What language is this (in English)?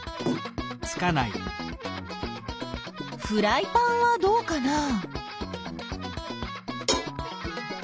Japanese